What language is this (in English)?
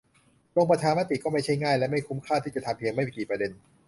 Thai